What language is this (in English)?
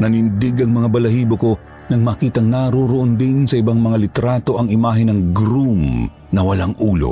Filipino